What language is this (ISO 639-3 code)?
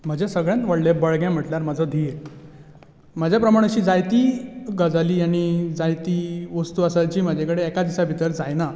kok